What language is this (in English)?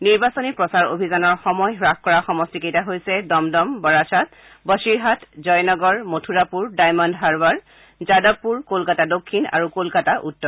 Assamese